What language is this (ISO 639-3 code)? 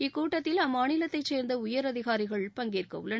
tam